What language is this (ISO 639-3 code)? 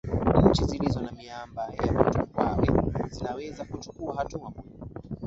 swa